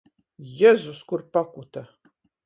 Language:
Latgalian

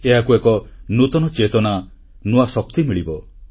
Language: Odia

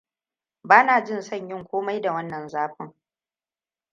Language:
Hausa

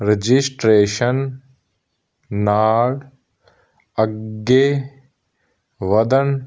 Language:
Punjabi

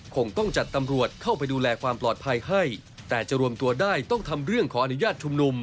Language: Thai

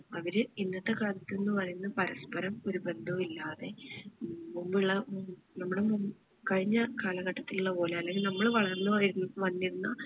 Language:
Malayalam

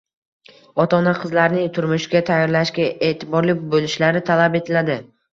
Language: Uzbek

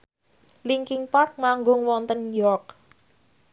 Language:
Javanese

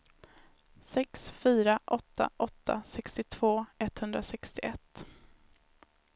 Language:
Swedish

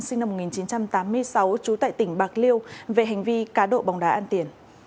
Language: Vietnamese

